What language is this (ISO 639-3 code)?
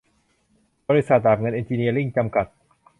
tha